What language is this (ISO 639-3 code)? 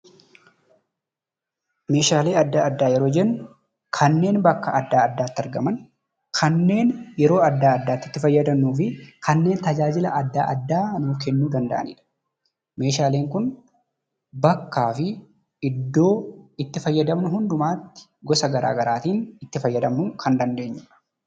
orm